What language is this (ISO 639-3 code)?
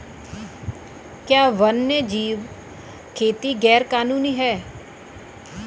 hin